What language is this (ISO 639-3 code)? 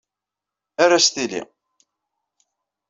kab